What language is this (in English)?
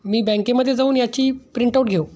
Marathi